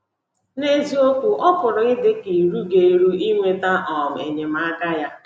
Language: Igbo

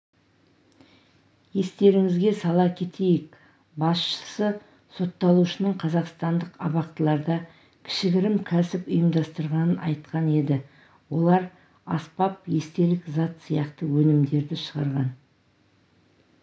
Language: Kazakh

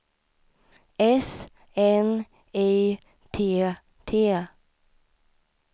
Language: Swedish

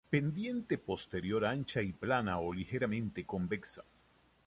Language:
Spanish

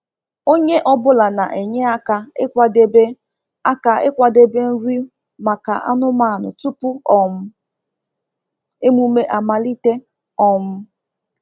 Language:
Igbo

